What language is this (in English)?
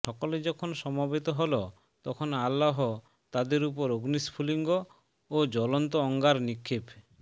Bangla